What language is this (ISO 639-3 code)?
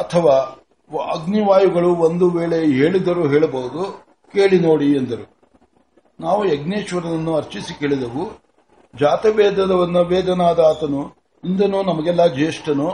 kan